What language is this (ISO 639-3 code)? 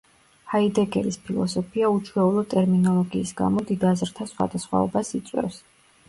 kat